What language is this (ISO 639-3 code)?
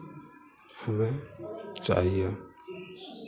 hin